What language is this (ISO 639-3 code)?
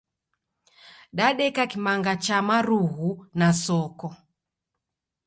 dav